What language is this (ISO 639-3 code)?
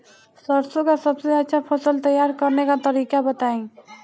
bho